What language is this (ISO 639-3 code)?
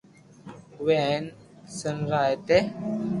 lrk